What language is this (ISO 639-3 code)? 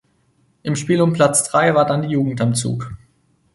deu